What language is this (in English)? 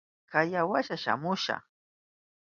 Southern Pastaza Quechua